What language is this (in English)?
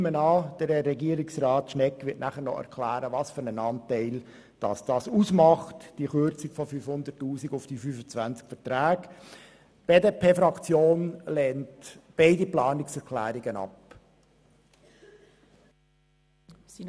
Swiss German